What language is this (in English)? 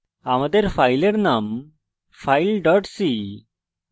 Bangla